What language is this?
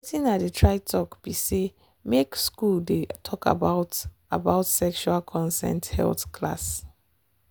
Nigerian Pidgin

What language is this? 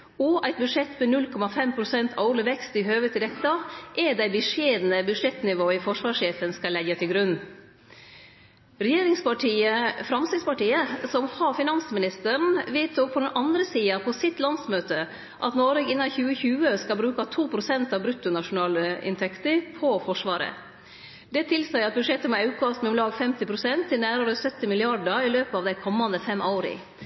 Norwegian Nynorsk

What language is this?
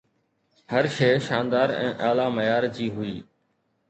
Sindhi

